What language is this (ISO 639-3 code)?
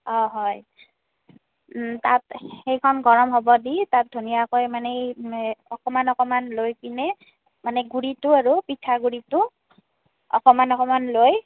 asm